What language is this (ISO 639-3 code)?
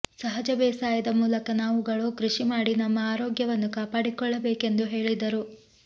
kan